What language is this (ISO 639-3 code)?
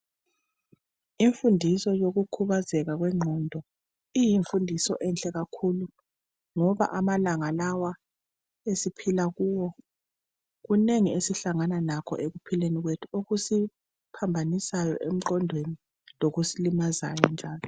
nde